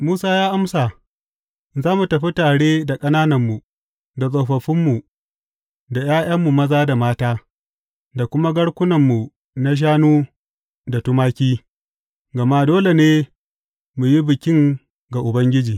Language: Hausa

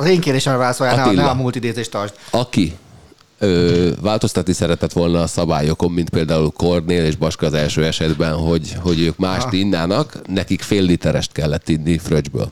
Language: Hungarian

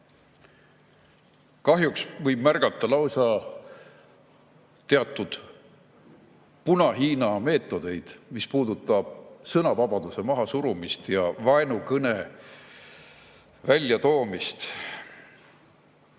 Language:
Estonian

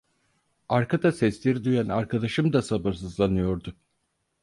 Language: Turkish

